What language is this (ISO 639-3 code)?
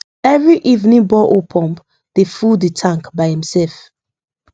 pcm